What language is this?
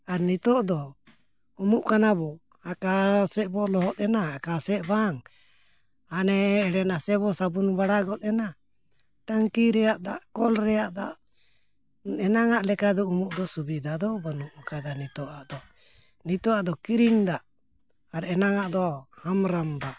Santali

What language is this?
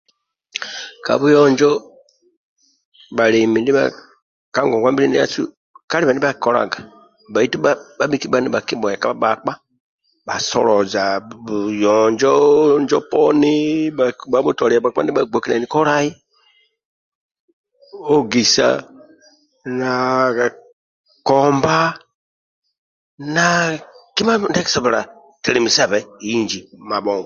Amba (Uganda)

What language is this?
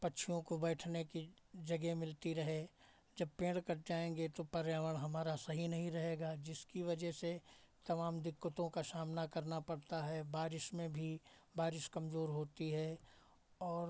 Hindi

